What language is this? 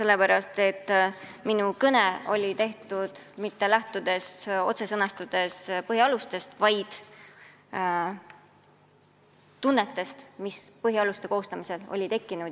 Estonian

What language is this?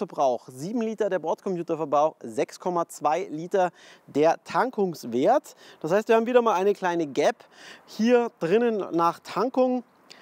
German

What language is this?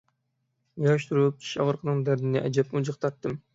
Uyghur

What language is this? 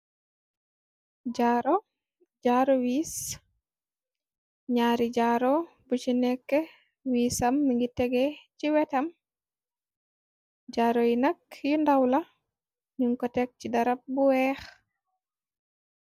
Wolof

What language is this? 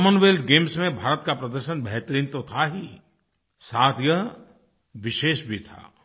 Hindi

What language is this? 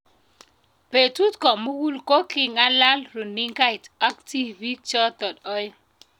Kalenjin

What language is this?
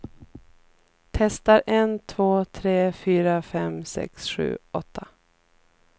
Swedish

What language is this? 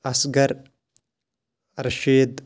Kashmiri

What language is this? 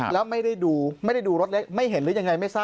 Thai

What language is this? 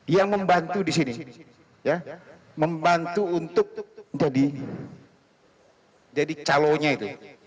Indonesian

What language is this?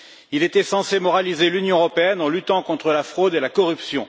French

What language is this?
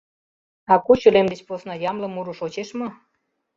Mari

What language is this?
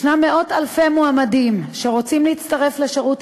Hebrew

